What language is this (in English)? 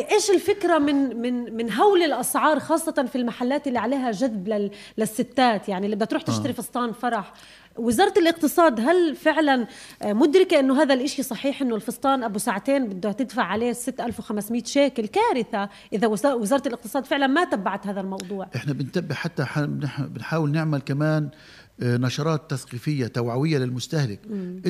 Arabic